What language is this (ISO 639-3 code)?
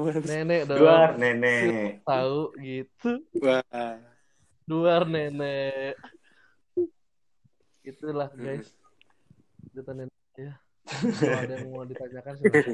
ind